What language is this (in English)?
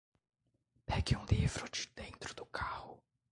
Portuguese